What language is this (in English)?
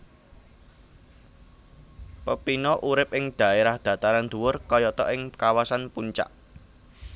Javanese